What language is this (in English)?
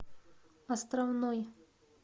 Russian